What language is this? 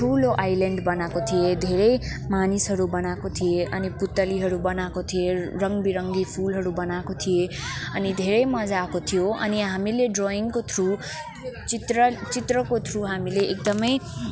Nepali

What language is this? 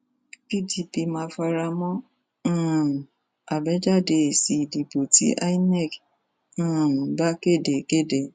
Yoruba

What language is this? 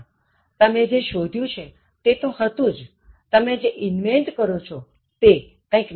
Gujarati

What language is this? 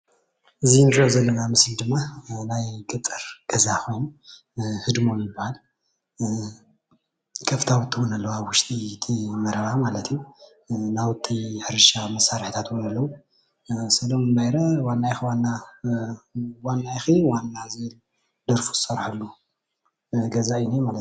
Tigrinya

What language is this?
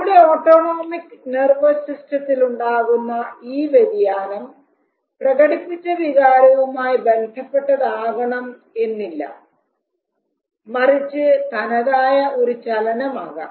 Malayalam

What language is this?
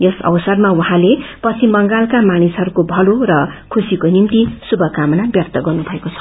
Nepali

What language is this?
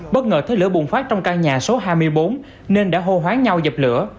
Vietnamese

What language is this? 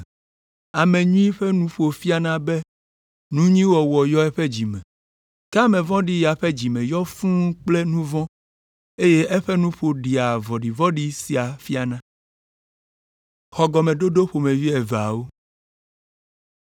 Ewe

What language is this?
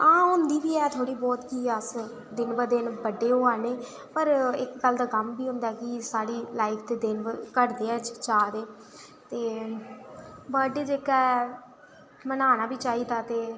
Dogri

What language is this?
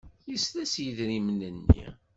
Kabyle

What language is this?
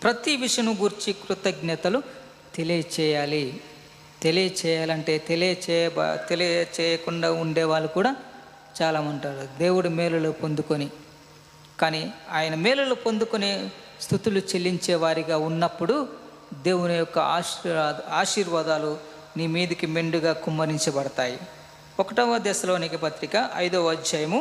Telugu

